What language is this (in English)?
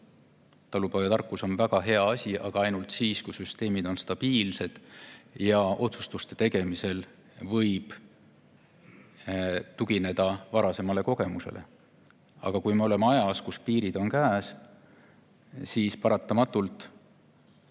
Estonian